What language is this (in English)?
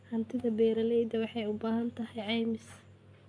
Somali